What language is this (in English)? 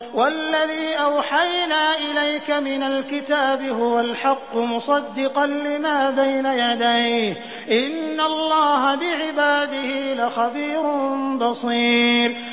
Arabic